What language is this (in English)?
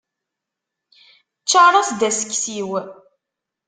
Kabyle